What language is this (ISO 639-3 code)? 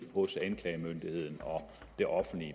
dan